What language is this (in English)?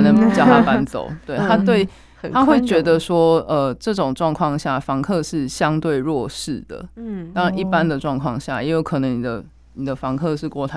Chinese